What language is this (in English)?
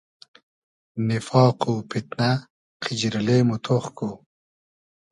Hazaragi